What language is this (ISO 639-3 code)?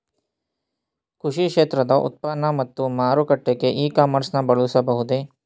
kan